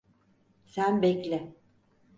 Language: Turkish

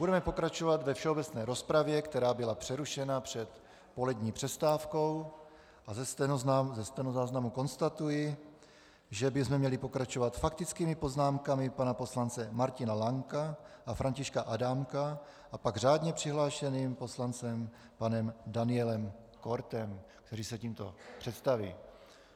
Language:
Czech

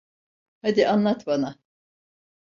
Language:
Turkish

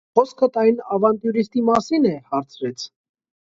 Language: Armenian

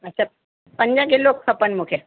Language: Sindhi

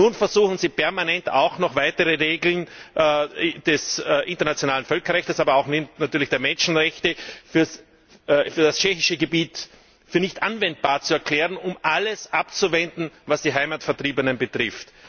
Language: German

